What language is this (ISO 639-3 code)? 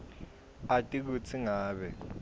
ssw